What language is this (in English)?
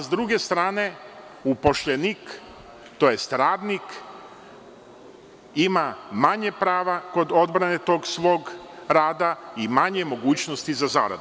Serbian